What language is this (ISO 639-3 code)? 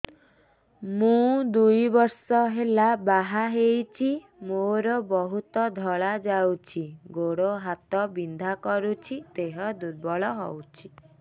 ori